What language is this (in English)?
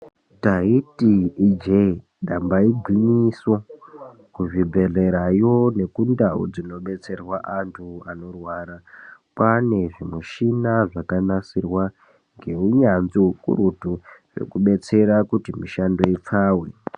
Ndau